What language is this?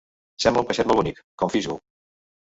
Catalan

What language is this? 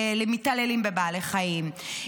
Hebrew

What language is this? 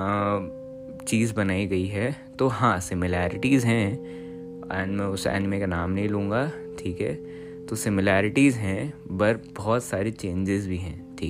Hindi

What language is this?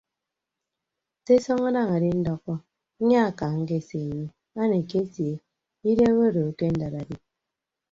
Ibibio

